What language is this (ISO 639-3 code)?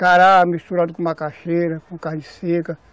por